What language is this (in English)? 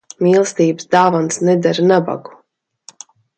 Latvian